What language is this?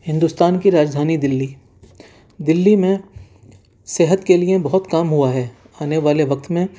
Urdu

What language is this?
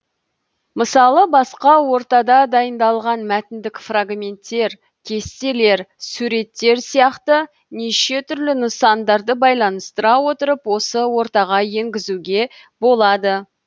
Kazakh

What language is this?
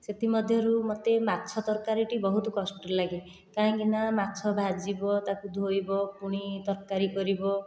Odia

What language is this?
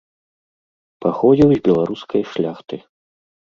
Belarusian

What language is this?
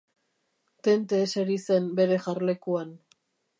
Basque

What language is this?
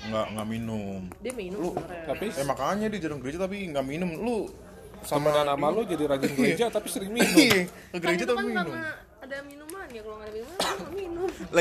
Indonesian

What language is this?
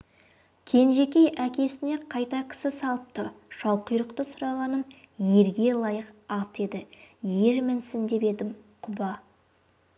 Kazakh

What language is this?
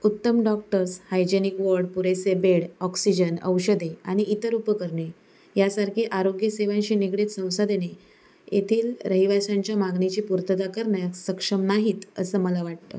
Marathi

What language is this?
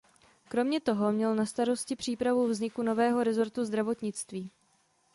Czech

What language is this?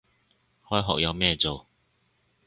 Cantonese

